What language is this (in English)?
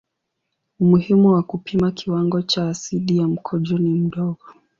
Swahili